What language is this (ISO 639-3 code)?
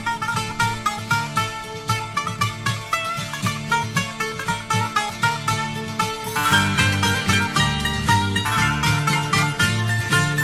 ell